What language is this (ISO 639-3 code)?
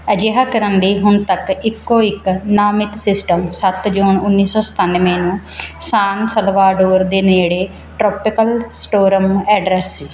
pan